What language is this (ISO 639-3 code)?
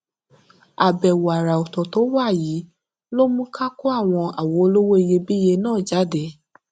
yor